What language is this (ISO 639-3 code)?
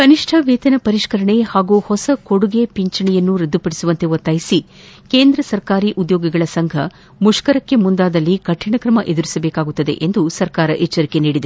kan